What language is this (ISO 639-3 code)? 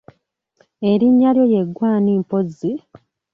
lug